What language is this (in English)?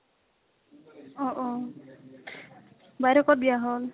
Assamese